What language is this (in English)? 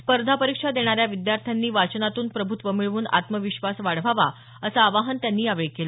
Marathi